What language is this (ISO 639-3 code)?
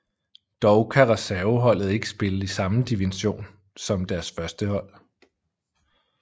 dan